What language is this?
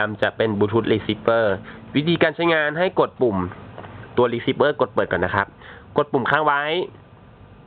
Thai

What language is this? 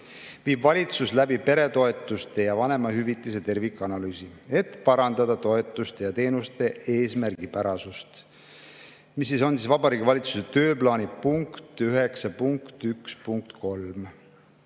Estonian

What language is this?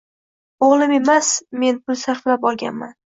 Uzbek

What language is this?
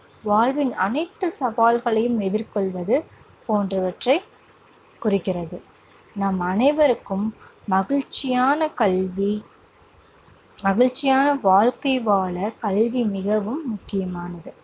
Tamil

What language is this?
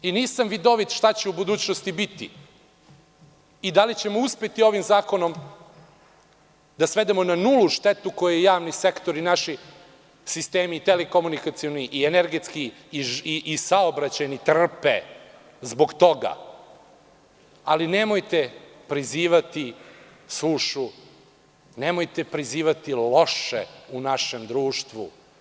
Serbian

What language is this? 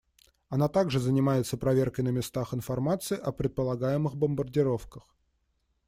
Russian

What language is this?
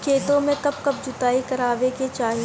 Bhojpuri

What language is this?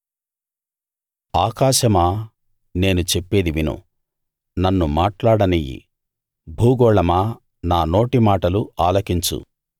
Telugu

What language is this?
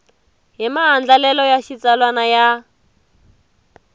Tsonga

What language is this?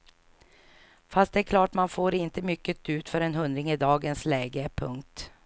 Swedish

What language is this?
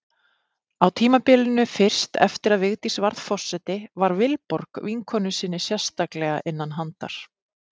Icelandic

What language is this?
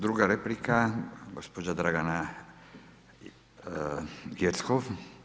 Croatian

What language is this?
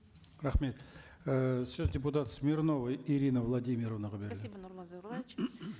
Kazakh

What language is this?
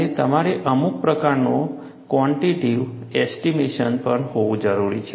Gujarati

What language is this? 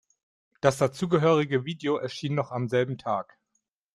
German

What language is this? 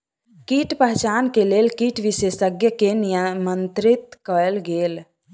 Maithili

